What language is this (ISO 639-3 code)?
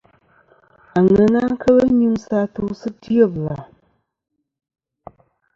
bkm